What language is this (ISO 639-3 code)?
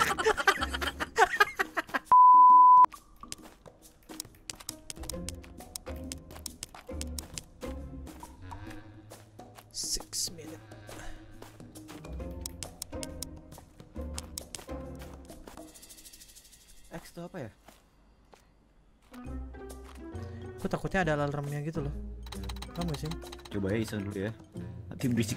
ind